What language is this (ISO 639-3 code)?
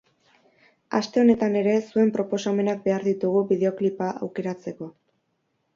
eus